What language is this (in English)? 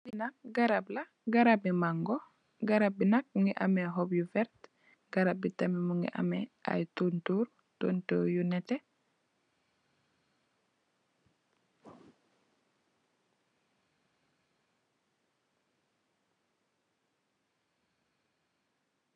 Wolof